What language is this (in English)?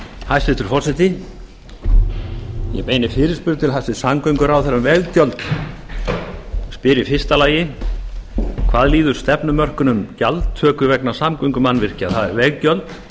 Icelandic